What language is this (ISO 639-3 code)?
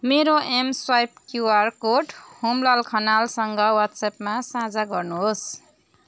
nep